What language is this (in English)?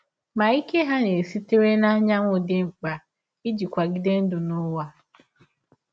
Igbo